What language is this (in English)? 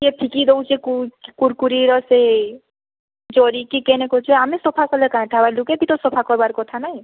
Odia